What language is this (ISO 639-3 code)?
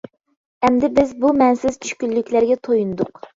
uig